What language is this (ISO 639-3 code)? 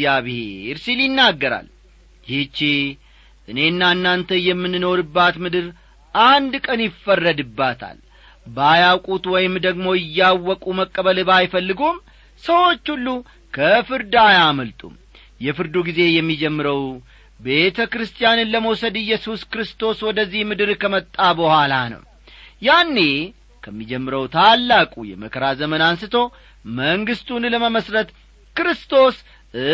amh